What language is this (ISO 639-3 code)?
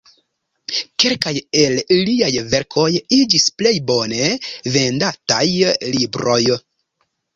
epo